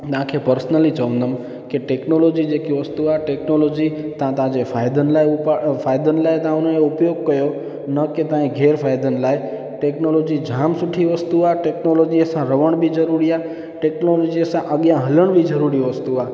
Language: Sindhi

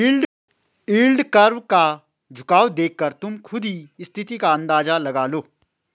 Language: Hindi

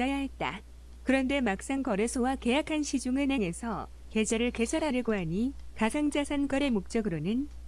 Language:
Korean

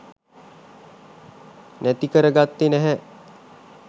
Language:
Sinhala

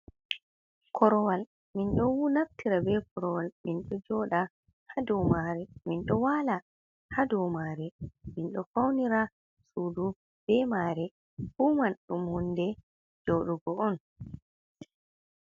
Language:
Fula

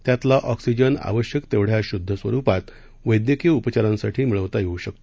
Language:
Marathi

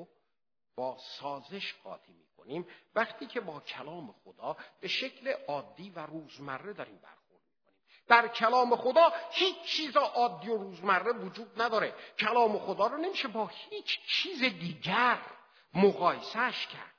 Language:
Persian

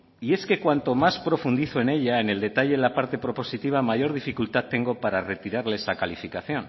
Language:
Spanish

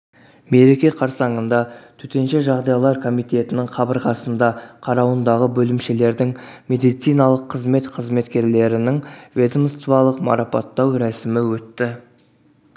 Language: Kazakh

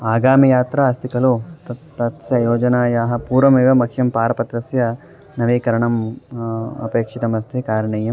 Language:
Sanskrit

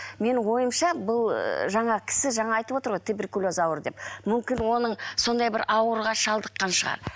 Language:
Kazakh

